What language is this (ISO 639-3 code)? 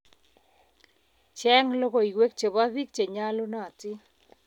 kln